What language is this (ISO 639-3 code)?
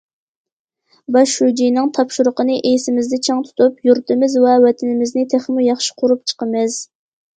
uig